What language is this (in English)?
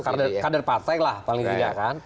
Indonesian